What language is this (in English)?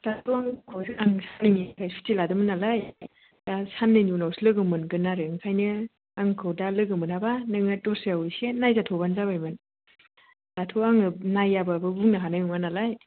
Bodo